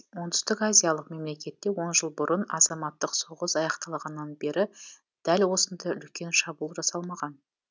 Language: Kazakh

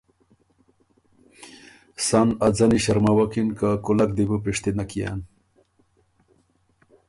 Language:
Ormuri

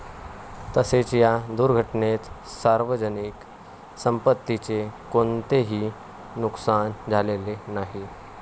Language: Marathi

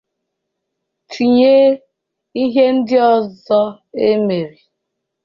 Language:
Igbo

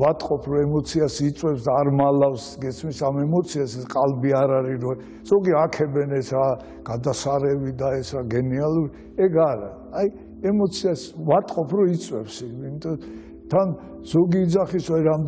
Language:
Turkish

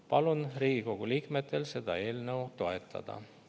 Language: Estonian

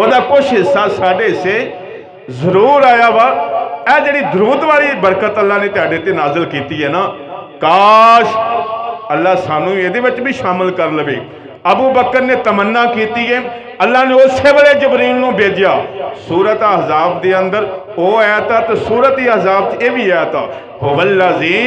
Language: Hindi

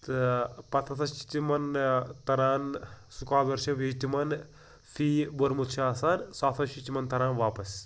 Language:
Kashmiri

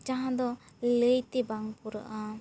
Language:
Santali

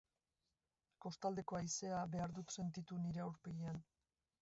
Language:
Basque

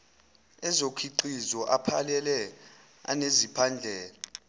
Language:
Zulu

